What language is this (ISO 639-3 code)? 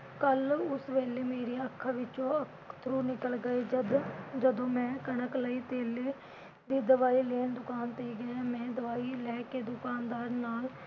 pan